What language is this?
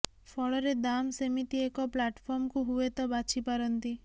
Odia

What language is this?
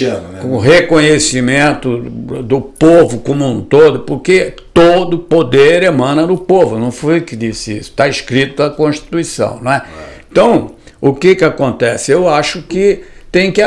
Portuguese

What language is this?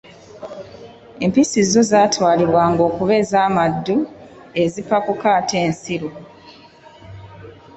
Ganda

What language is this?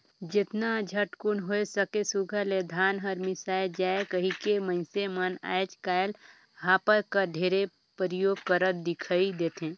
Chhattisgarhi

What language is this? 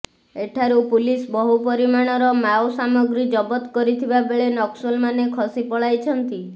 Odia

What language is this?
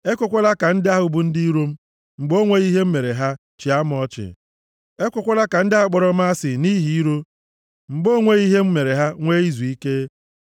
Igbo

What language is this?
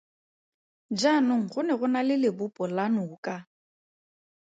Tswana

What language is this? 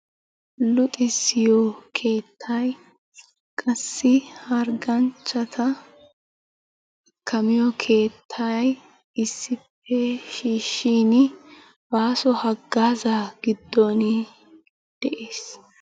Wolaytta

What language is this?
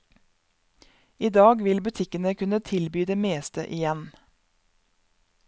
Norwegian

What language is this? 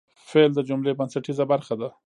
Pashto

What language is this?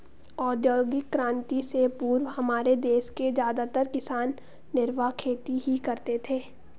Hindi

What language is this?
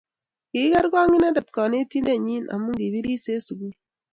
Kalenjin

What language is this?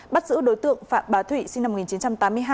Vietnamese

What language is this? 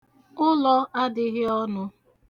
Igbo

